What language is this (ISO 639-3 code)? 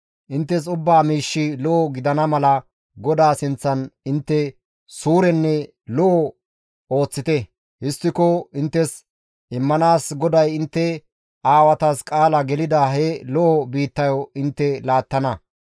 gmv